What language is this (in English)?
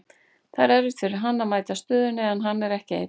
Icelandic